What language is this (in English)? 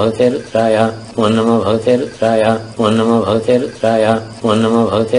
Danish